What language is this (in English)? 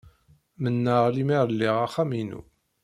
Kabyle